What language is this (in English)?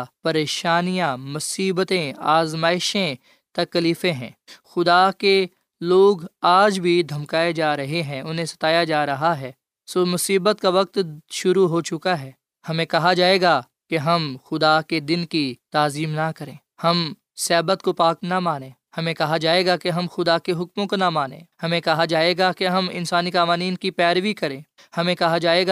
Urdu